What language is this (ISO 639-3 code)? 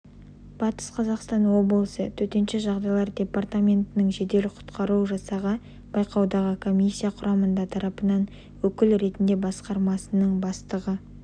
kaz